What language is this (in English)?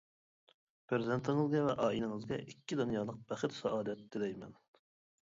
Uyghur